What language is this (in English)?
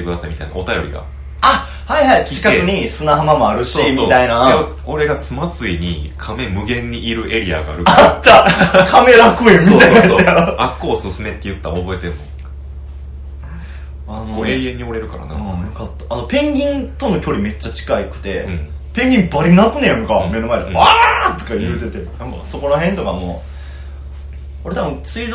Japanese